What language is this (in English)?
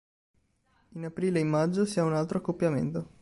Italian